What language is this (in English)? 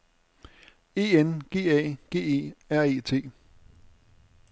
Danish